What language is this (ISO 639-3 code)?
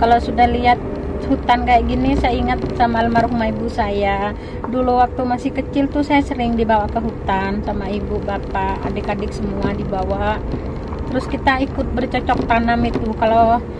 ind